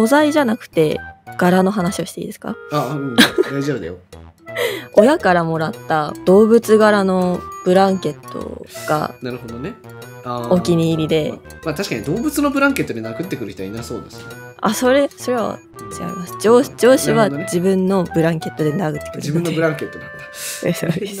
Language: Japanese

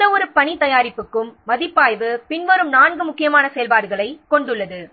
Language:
Tamil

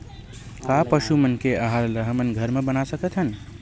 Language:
Chhattisgarhi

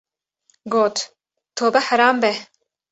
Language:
Kurdish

